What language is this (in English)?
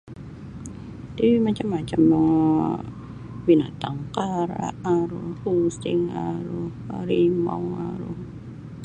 Sabah Bisaya